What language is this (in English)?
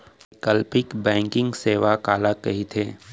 Chhattisgarhi